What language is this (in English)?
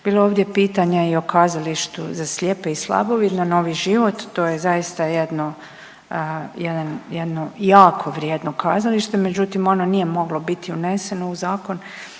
Croatian